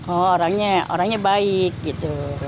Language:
Indonesian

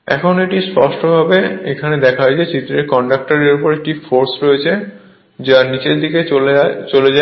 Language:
Bangla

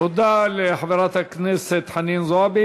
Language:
Hebrew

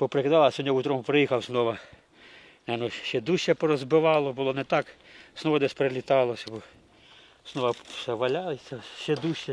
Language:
Ukrainian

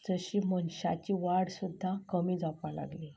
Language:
Konkani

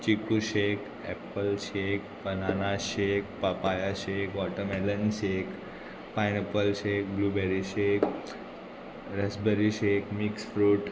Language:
Konkani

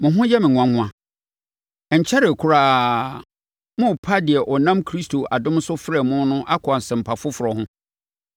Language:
Akan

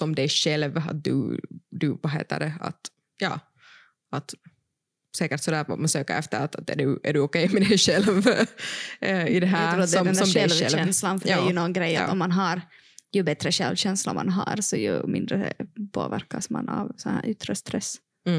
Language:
Swedish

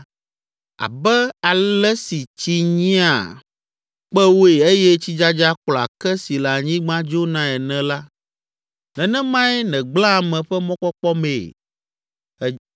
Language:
Ewe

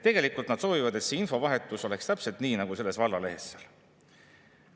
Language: Estonian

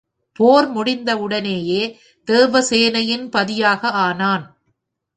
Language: Tamil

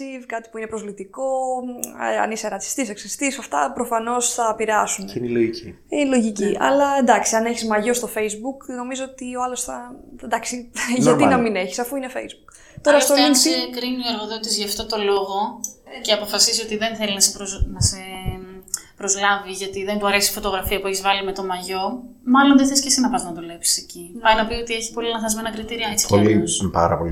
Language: Greek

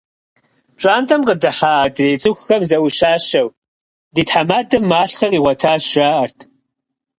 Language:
Kabardian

